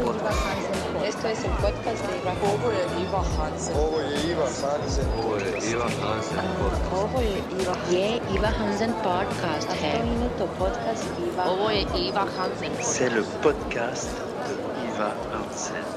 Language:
Croatian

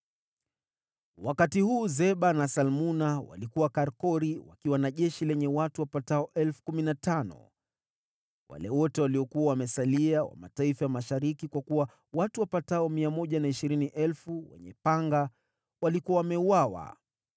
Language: Swahili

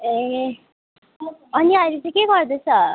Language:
Nepali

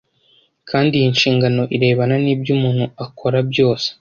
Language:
Kinyarwanda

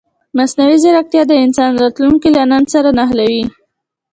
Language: Pashto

